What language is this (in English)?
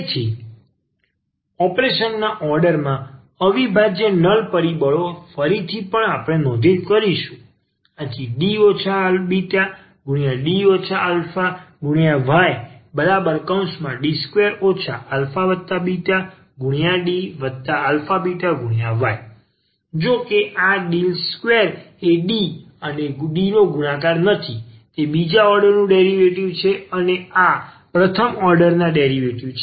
Gujarati